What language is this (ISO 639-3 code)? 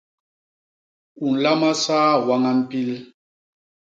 bas